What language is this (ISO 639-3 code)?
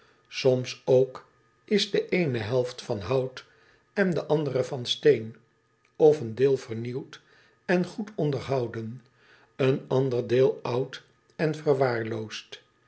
nld